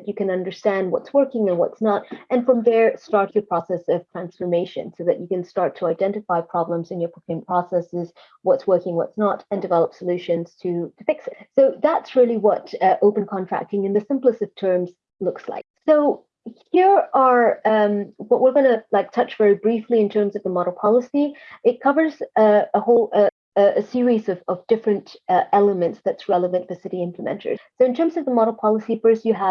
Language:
English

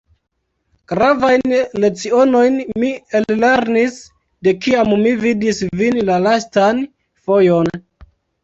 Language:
Esperanto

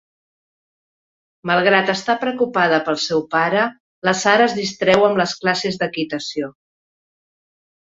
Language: Catalan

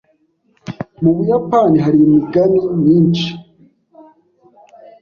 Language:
Kinyarwanda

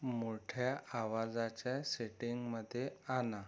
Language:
Marathi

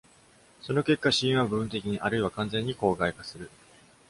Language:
Japanese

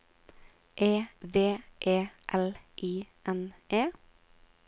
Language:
Norwegian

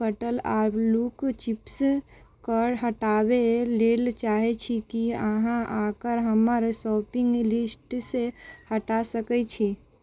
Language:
Maithili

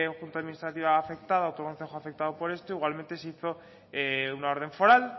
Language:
Spanish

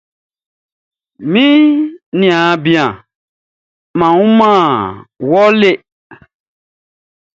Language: Baoulé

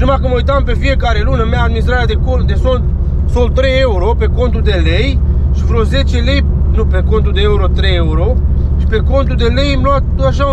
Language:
Romanian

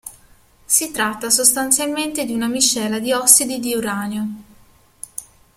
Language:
Italian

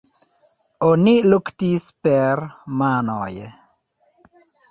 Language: Esperanto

